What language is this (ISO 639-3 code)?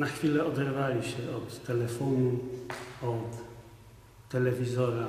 pol